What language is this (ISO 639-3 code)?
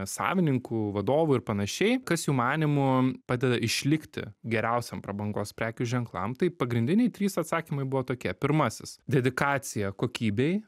lit